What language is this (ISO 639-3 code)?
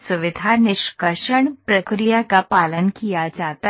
hin